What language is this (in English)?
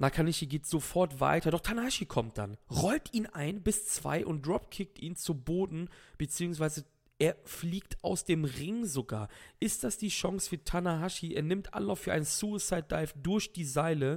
German